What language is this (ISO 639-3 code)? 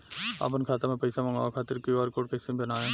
bho